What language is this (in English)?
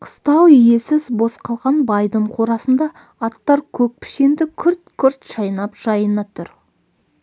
Kazakh